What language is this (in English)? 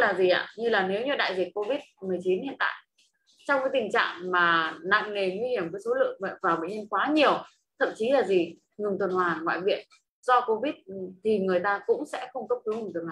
Vietnamese